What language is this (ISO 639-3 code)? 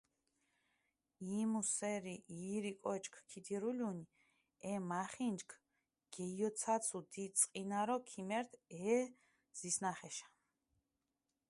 xmf